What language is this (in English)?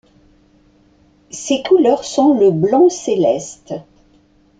French